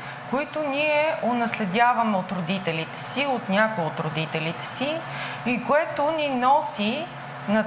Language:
Bulgarian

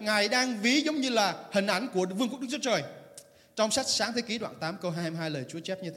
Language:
Vietnamese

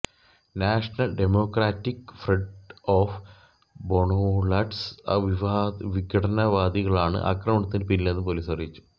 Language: Malayalam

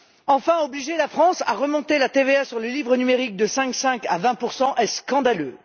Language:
French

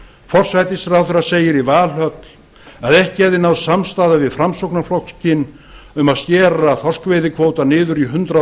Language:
Icelandic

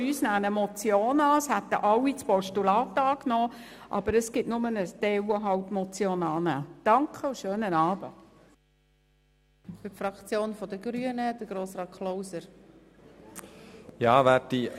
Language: Swiss German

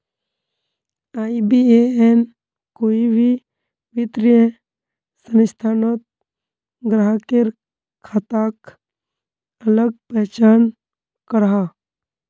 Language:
Magahi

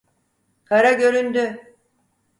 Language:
Turkish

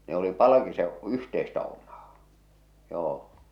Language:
Finnish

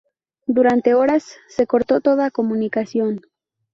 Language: Spanish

